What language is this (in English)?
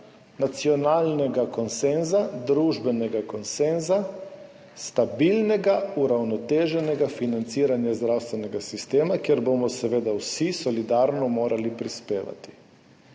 Slovenian